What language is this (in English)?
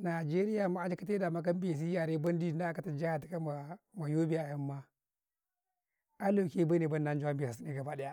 Karekare